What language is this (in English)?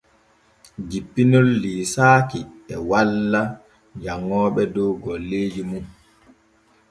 Borgu Fulfulde